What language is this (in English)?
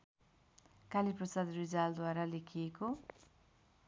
Nepali